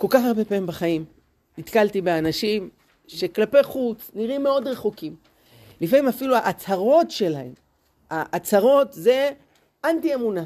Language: Hebrew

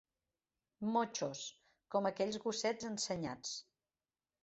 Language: Catalan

